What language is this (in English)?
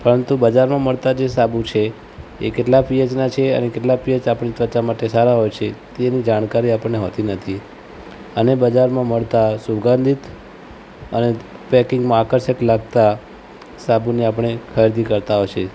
Gujarati